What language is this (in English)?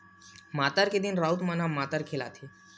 Chhattisgarhi